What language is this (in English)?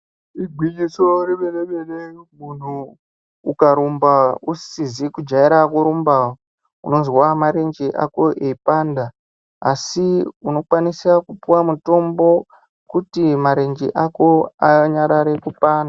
Ndau